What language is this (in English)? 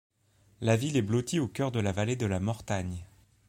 French